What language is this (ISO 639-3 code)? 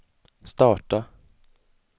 swe